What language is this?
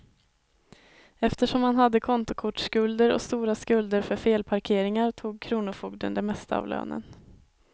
Swedish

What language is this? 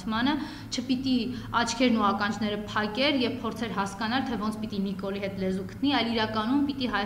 Romanian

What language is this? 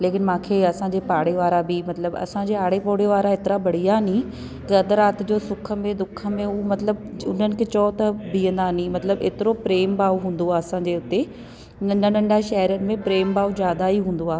Sindhi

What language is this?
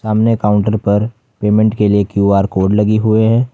Hindi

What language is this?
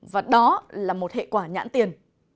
Vietnamese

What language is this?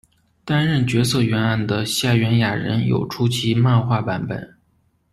Chinese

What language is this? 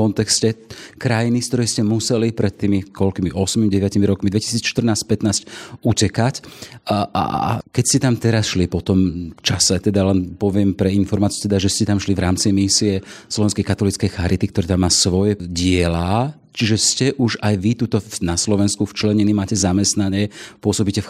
Slovak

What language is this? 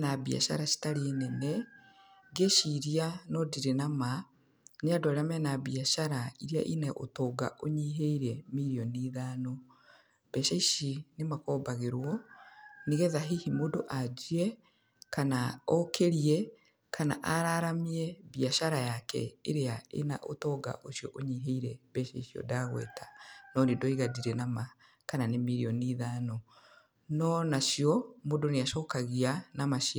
Kikuyu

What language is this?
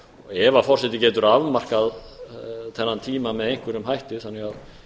Icelandic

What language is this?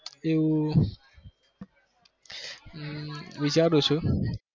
Gujarati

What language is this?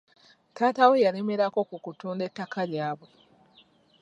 Ganda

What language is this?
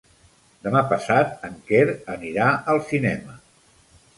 Catalan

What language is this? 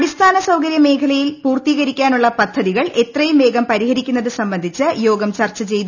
Malayalam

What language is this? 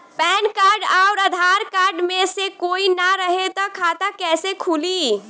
Bhojpuri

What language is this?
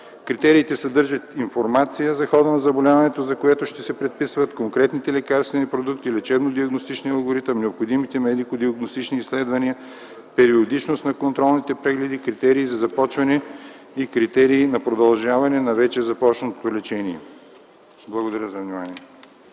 Bulgarian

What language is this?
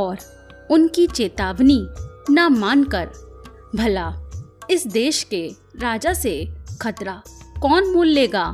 Hindi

